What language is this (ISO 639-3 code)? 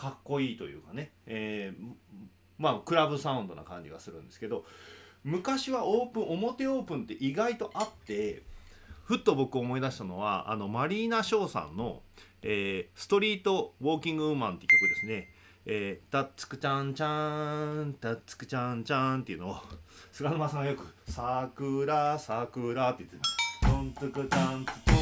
jpn